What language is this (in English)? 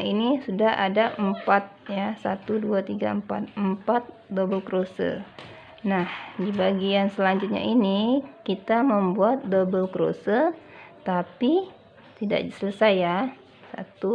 Indonesian